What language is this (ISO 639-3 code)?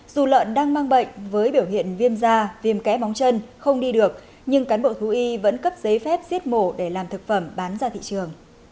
vie